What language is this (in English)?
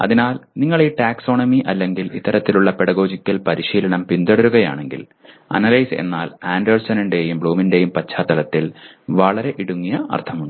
Malayalam